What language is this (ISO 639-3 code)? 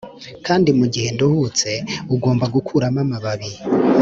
kin